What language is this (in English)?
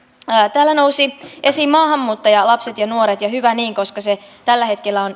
Finnish